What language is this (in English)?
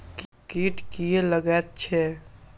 Maithili